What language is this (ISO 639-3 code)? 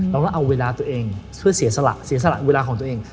tha